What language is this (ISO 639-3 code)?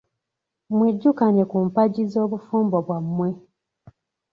lug